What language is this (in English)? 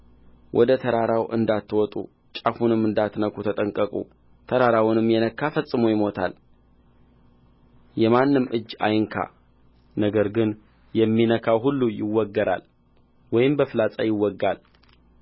Amharic